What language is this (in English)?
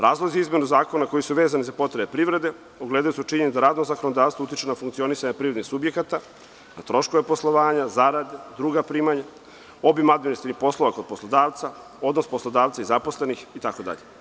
Serbian